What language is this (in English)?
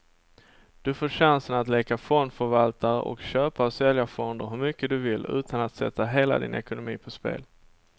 Swedish